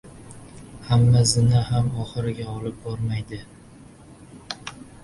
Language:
Uzbek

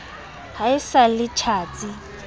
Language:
Southern Sotho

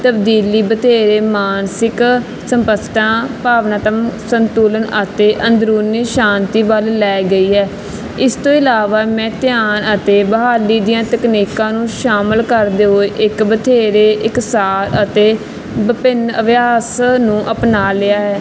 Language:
Punjabi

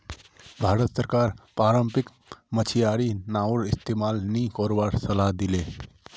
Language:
Magahi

